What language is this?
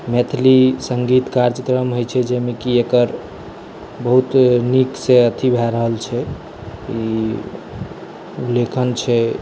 Maithili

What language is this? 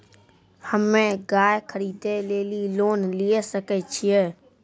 Maithili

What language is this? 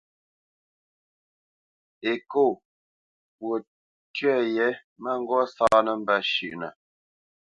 Bamenyam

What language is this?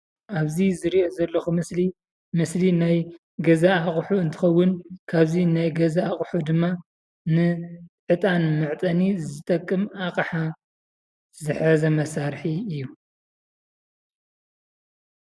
Tigrinya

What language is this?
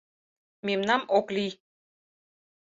Mari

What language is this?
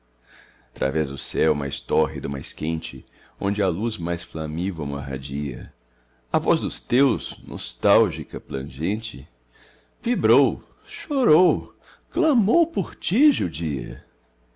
Portuguese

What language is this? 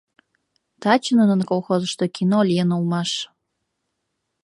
Mari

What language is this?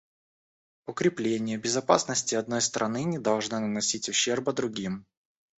Russian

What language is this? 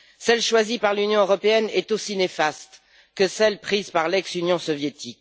French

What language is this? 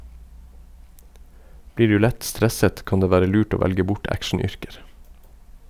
Norwegian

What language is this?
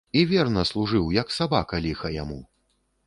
Belarusian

